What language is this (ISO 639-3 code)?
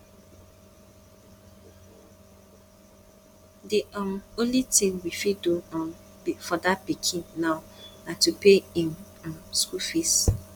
pcm